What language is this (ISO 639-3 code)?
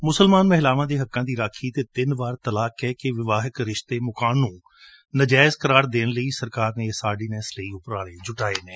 pan